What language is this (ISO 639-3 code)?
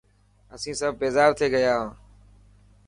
mki